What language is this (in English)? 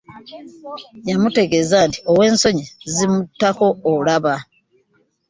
Ganda